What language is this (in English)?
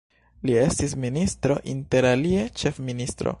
Esperanto